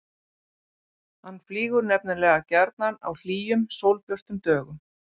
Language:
Icelandic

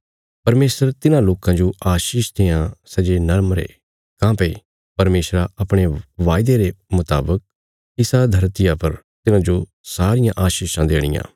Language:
Bilaspuri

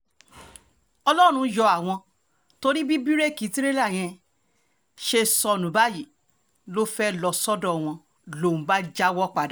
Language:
Yoruba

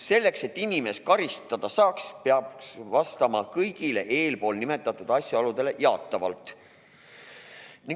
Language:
Estonian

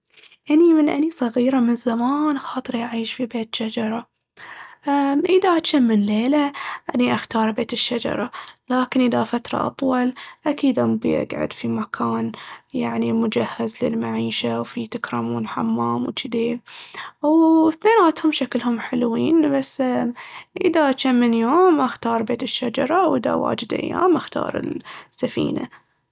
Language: Baharna Arabic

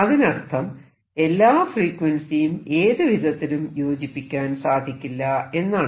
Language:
Malayalam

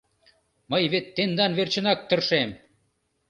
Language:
Mari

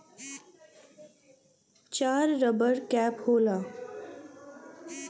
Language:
Bhojpuri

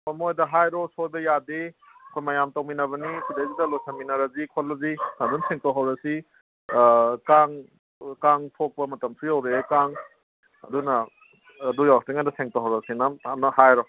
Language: Manipuri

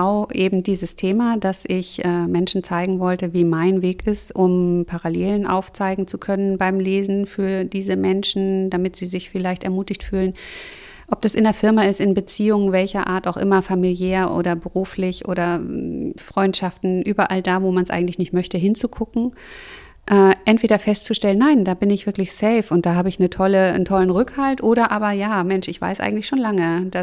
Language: German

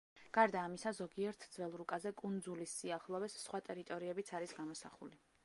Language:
Georgian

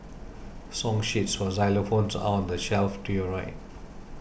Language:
English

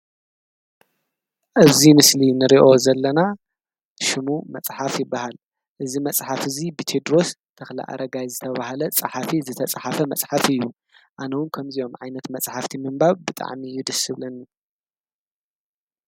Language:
Tigrinya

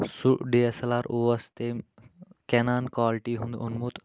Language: Kashmiri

